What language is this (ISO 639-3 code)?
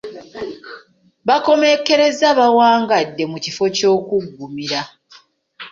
lug